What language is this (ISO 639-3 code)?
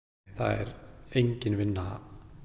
isl